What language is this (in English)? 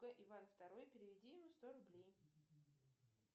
Russian